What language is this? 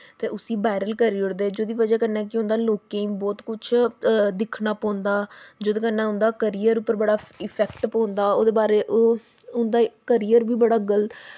Dogri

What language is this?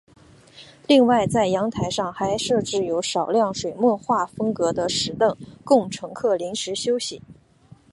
Chinese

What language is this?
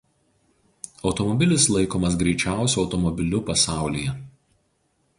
Lithuanian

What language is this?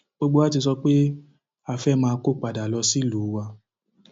Yoruba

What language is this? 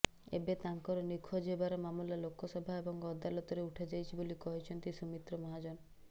Odia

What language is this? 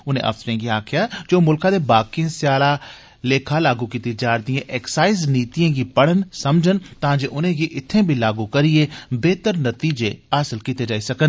Dogri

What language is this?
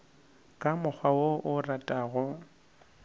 Northern Sotho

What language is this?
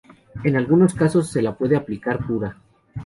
Spanish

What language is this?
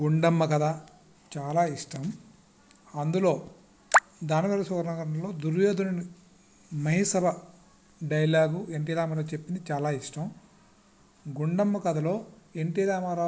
Telugu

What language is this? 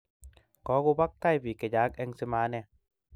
Kalenjin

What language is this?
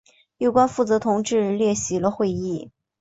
Chinese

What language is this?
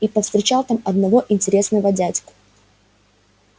Russian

